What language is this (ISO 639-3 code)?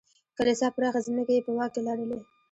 pus